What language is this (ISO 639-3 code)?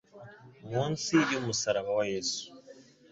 kin